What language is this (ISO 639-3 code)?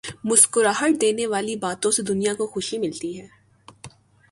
urd